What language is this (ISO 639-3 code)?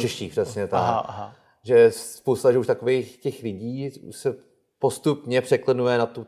ces